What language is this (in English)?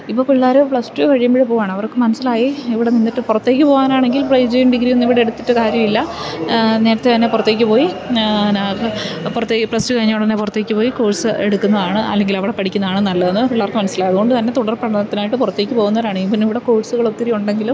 Malayalam